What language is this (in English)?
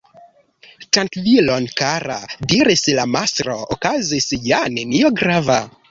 Esperanto